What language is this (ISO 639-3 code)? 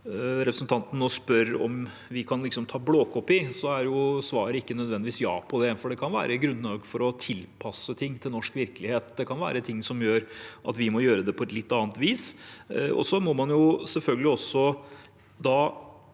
nor